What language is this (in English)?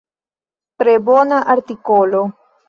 Esperanto